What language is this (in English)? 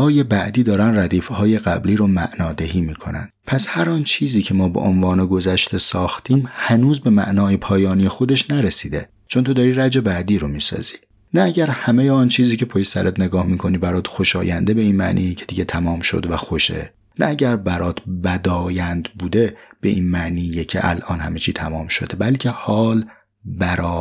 Persian